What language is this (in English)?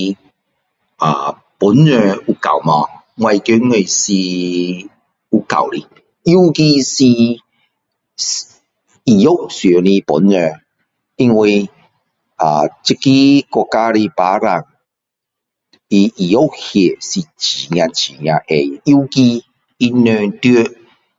Min Dong Chinese